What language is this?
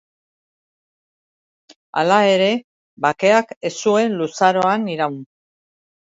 Basque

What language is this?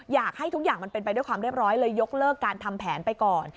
Thai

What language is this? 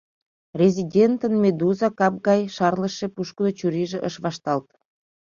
Mari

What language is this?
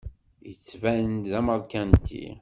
Kabyle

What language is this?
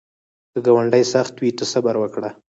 Pashto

